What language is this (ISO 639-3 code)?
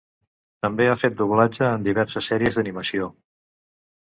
cat